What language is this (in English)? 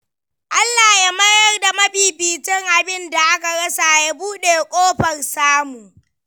Hausa